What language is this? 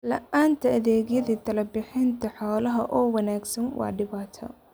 Somali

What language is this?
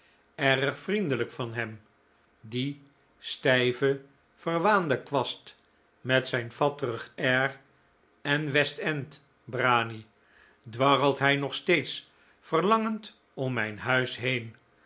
Dutch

